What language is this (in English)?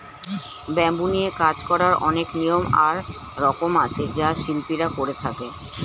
Bangla